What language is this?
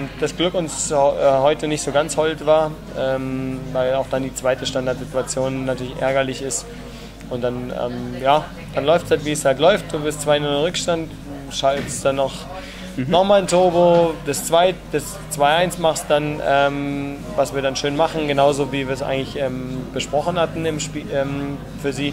German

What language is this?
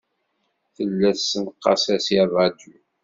Kabyle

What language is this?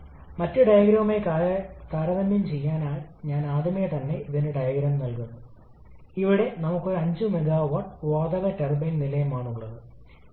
Malayalam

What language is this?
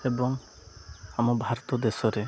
Odia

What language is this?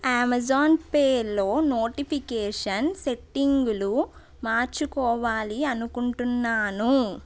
Telugu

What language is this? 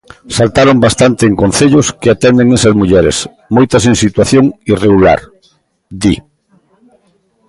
Galician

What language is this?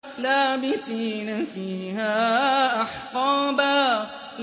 Arabic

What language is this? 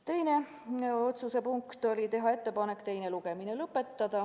Estonian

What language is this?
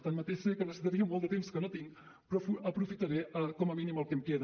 Catalan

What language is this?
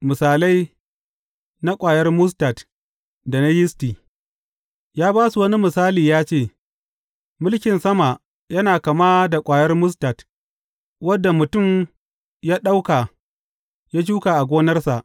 Hausa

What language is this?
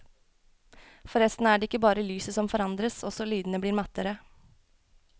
Norwegian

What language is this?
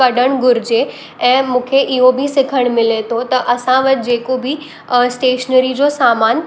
Sindhi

